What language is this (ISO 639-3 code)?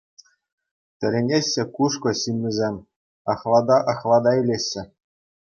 chv